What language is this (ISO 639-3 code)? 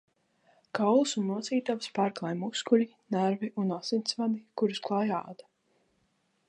lav